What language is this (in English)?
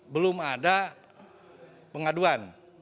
Indonesian